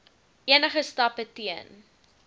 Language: Afrikaans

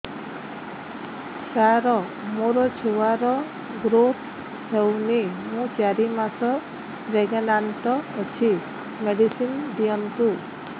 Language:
Odia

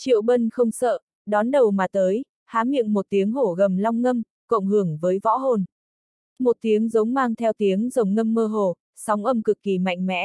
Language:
Vietnamese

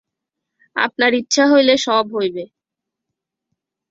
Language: Bangla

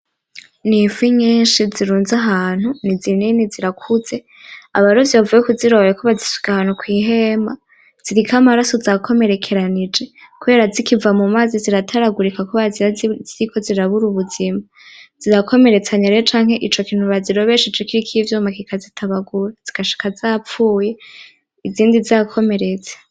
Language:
Rundi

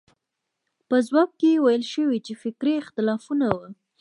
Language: Pashto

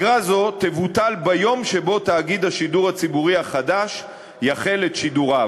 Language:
Hebrew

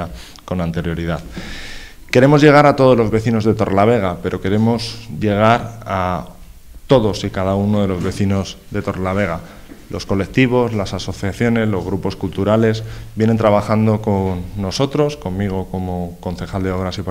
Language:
Spanish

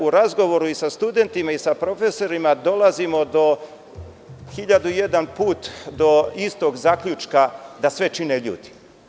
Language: Serbian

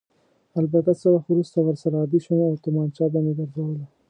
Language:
Pashto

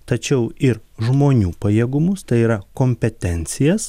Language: Lithuanian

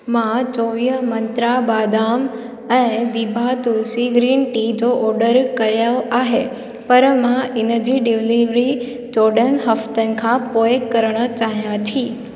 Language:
Sindhi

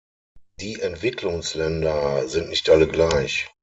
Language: German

